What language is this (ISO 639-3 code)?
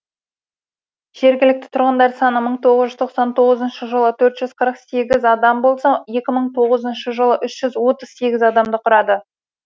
kaz